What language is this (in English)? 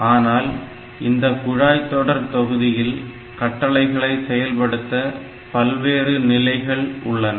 Tamil